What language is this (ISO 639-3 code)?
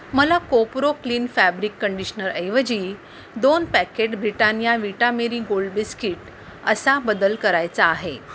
mar